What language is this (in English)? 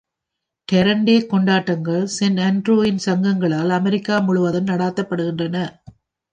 Tamil